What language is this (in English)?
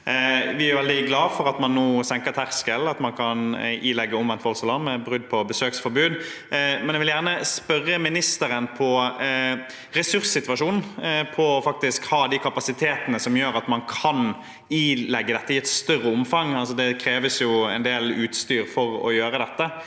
Norwegian